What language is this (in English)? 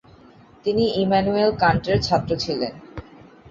Bangla